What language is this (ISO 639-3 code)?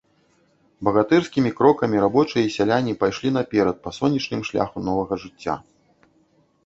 bel